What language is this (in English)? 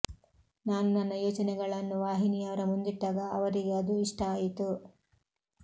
Kannada